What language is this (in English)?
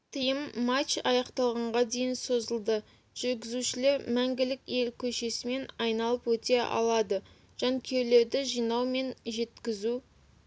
Kazakh